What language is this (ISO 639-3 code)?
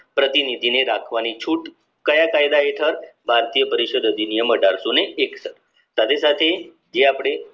guj